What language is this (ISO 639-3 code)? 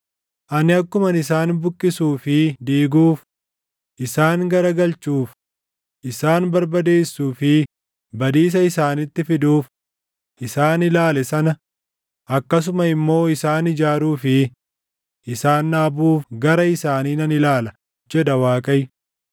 orm